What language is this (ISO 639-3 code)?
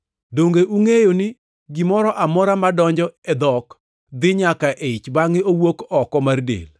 luo